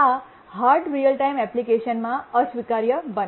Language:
Gujarati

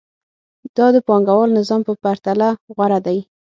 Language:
Pashto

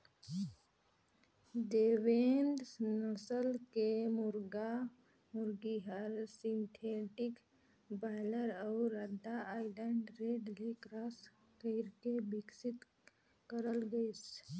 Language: Chhattisgarhi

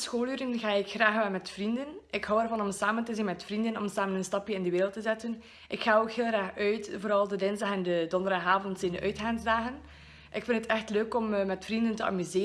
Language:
Dutch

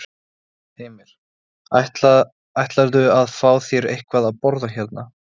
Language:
Icelandic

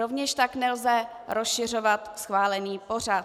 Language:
Czech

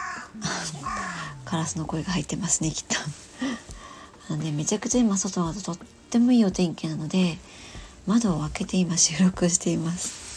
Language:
Japanese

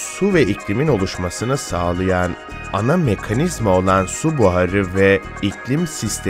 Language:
Turkish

